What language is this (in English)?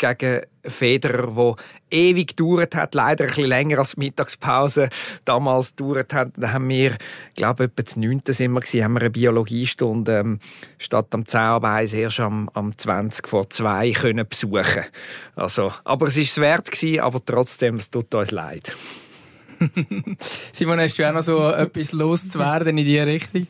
German